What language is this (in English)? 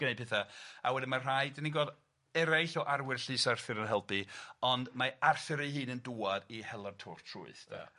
Welsh